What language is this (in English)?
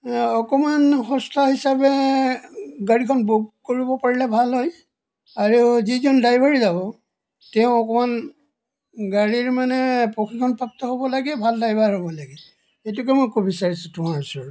Assamese